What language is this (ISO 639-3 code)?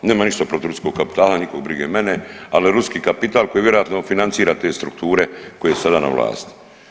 hrv